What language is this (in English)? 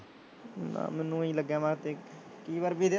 Punjabi